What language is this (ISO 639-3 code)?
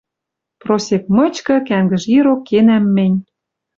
mrj